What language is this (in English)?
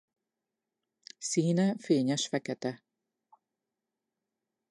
Hungarian